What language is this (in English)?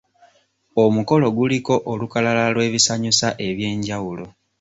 Ganda